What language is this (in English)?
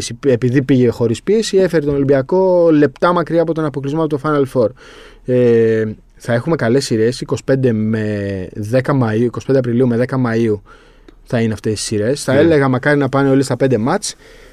Greek